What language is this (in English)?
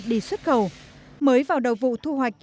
Vietnamese